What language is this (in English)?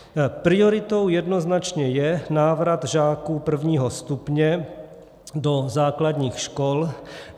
Czech